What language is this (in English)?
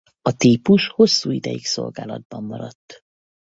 Hungarian